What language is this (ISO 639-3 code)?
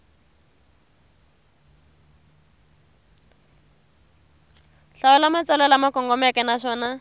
tso